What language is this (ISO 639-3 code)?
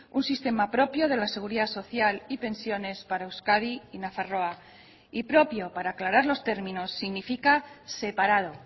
spa